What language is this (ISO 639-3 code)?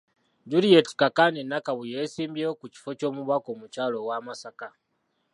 lug